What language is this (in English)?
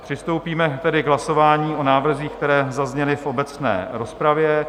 Czech